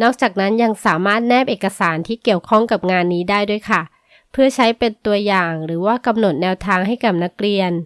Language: Thai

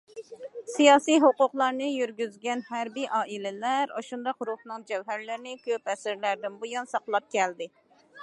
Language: Uyghur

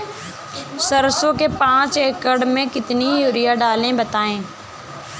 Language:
Hindi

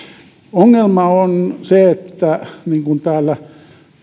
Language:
Finnish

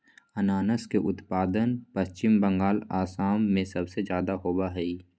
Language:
Magahi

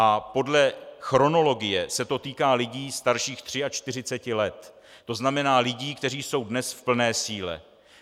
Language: Czech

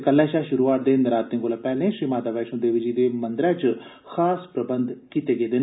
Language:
Dogri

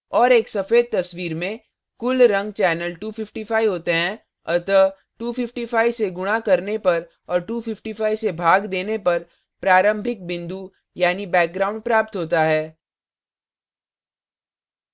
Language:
Hindi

